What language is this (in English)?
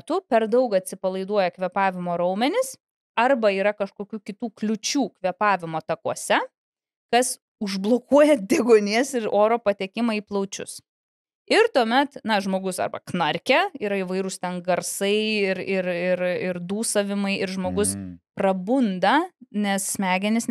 Lithuanian